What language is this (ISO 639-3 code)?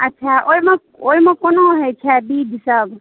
mai